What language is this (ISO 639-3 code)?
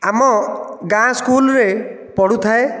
ori